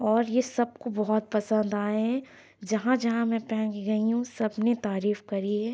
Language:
Urdu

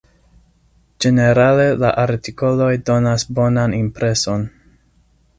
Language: Esperanto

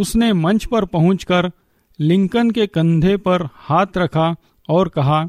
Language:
Hindi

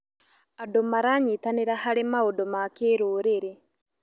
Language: Kikuyu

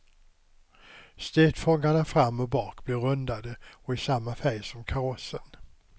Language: Swedish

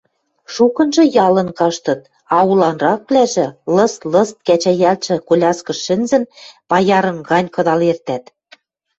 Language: Western Mari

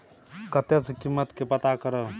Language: Maithili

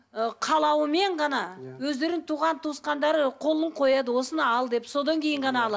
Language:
Kazakh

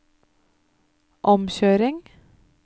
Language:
Norwegian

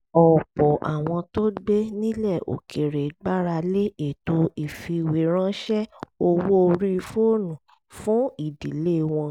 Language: Yoruba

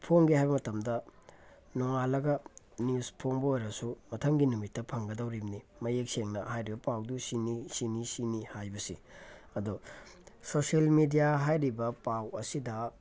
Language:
Manipuri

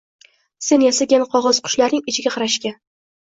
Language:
Uzbek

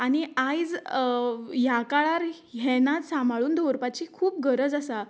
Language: Konkani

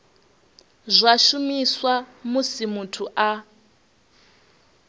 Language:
Venda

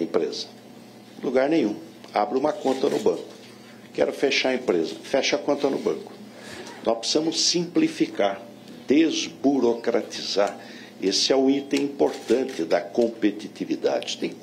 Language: Portuguese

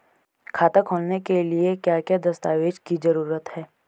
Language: Hindi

